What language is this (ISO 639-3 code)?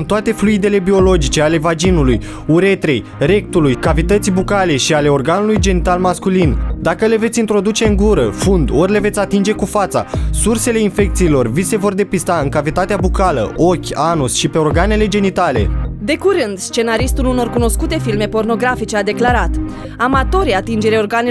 ron